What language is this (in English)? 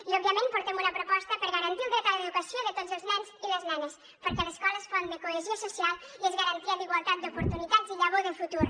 Catalan